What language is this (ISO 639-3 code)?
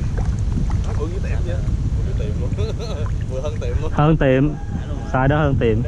vie